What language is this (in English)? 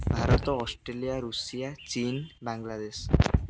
Odia